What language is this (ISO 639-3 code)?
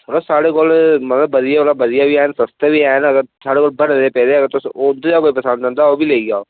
doi